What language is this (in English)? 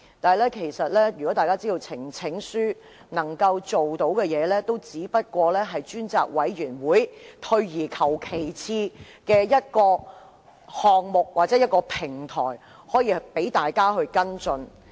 Cantonese